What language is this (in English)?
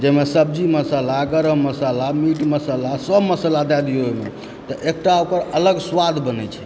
Maithili